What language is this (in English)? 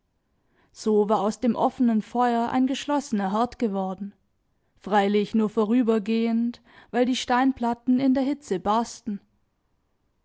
German